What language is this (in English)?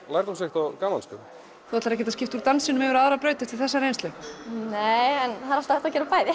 Icelandic